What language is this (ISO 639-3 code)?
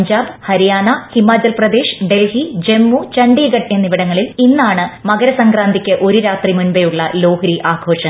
mal